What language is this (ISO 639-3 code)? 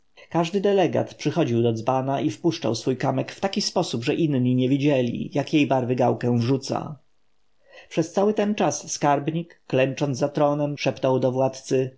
pol